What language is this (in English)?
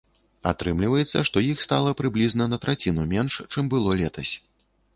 Belarusian